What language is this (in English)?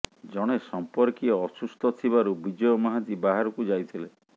Odia